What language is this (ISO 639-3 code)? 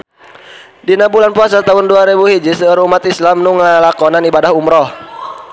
sun